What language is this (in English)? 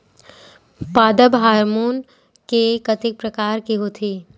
Chhattisgarhi